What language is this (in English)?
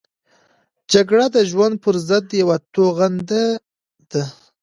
Pashto